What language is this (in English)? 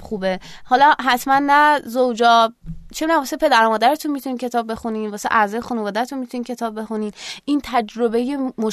Persian